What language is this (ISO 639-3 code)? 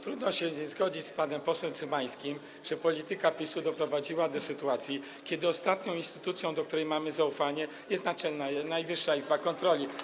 pol